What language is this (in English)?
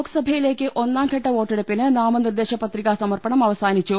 Malayalam